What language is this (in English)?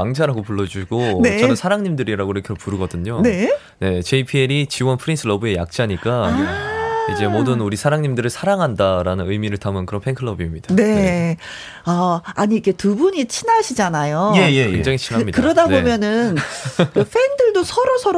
Korean